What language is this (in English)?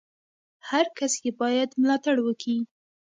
Pashto